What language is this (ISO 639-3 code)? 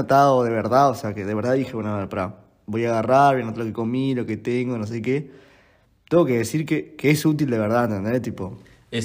spa